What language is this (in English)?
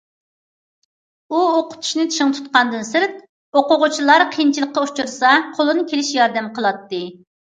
Uyghur